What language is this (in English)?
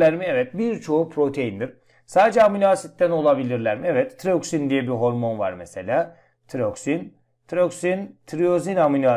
Turkish